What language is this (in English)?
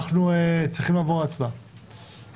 Hebrew